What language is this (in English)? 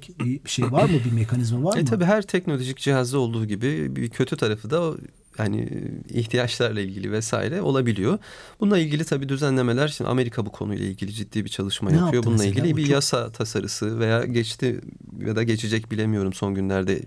Turkish